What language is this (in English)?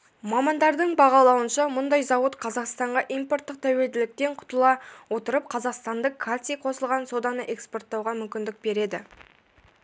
Kazakh